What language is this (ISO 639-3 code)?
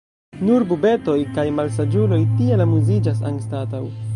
epo